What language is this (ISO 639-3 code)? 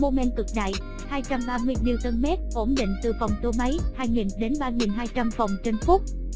vie